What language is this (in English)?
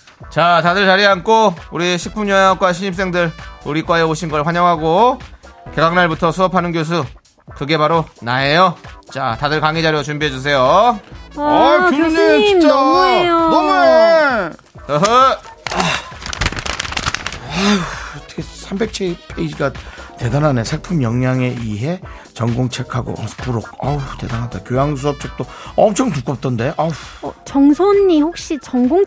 Korean